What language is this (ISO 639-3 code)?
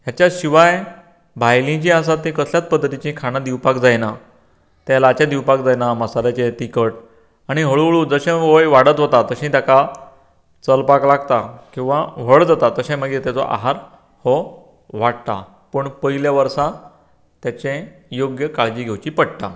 kok